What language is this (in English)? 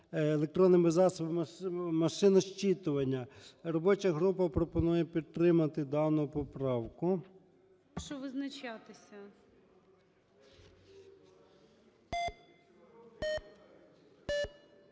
Ukrainian